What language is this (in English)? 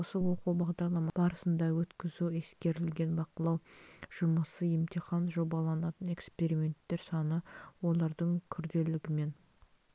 Kazakh